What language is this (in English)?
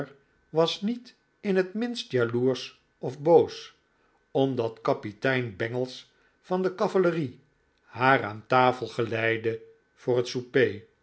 Dutch